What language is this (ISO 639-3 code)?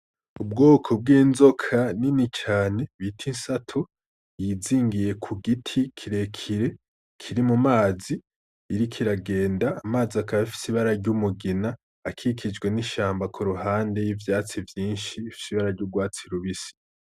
run